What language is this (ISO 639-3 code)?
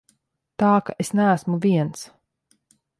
lav